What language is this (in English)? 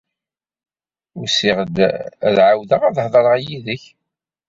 Kabyle